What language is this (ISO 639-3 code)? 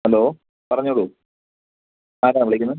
mal